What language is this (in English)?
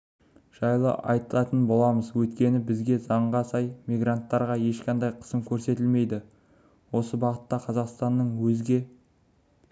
Kazakh